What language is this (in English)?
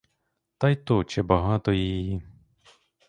Ukrainian